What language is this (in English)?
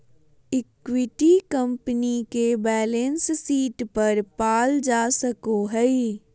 Magahi